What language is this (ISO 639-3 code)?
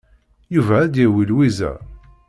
kab